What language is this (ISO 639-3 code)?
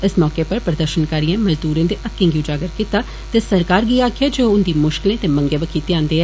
doi